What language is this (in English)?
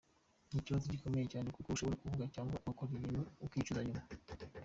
Kinyarwanda